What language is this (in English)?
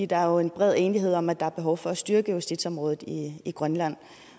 Danish